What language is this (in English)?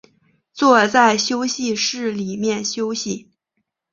Chinese